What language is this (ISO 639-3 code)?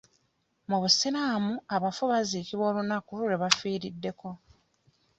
lug